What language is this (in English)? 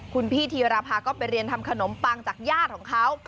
Thai